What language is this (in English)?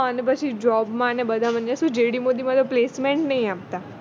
Gujarati